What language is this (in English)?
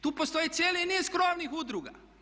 Croatian